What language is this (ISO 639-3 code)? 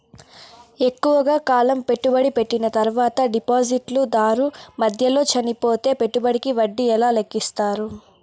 tel